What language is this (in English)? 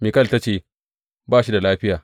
Hausa